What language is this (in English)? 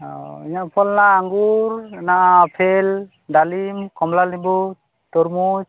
Santali